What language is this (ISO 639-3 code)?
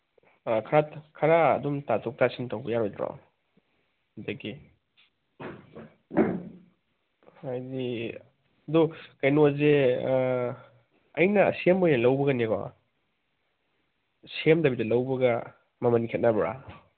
mni